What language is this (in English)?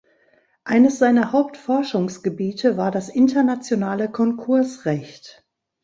German